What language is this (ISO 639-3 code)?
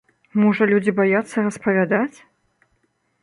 bel